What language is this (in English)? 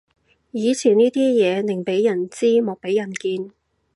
Cantonese